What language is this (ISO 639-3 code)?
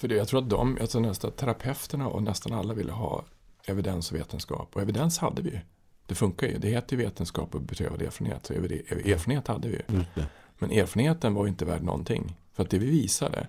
swe